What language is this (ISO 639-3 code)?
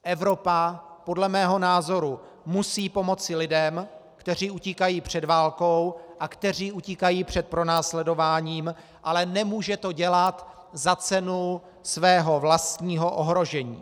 ces